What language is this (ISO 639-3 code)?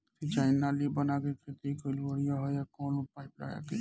bho